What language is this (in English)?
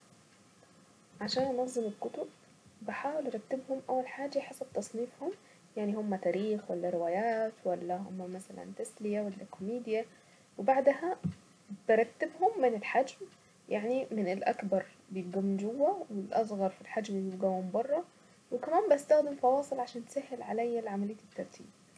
Saidi Arabic